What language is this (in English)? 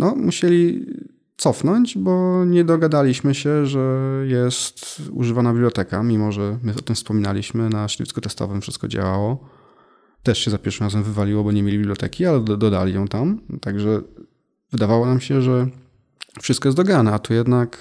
Polish